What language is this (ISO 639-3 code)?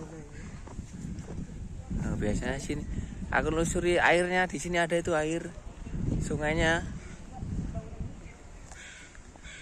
ind